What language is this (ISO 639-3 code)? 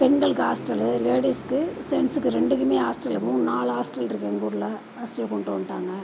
tam